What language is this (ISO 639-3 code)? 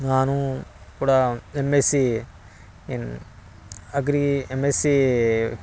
kan